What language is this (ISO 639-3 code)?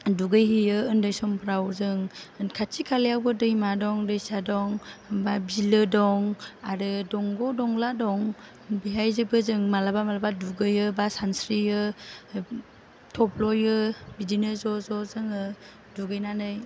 brx